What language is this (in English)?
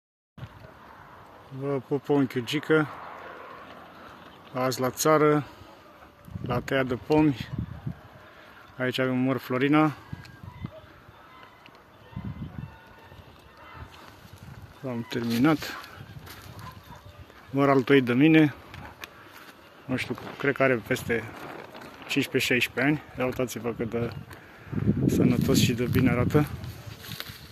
Romanian